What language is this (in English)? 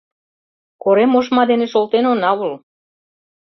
Mari